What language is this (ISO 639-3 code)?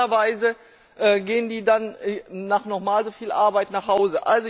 deu